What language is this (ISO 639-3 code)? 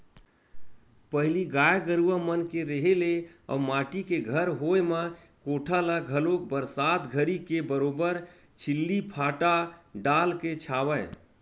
hne